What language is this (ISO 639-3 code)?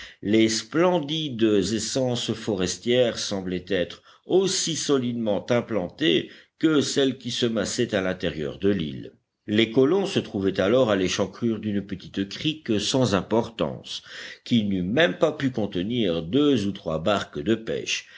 fra